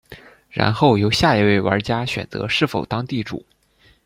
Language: Chinese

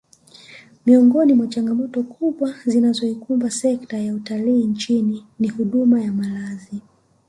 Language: Swahili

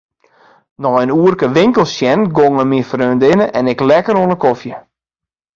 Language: Western Frisian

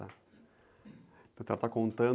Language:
Portuguese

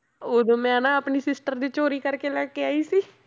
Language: Punjabi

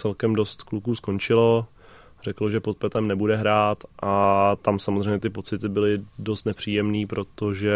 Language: Czech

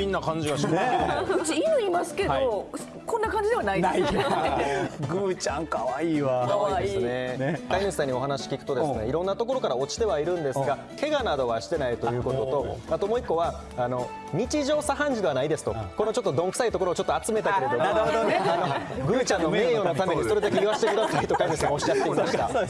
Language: Japanese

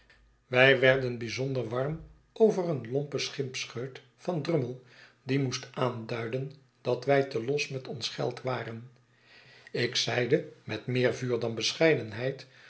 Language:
Dutch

